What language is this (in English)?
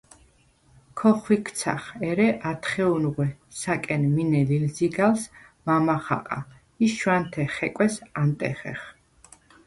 Svan